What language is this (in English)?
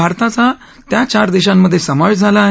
Marathi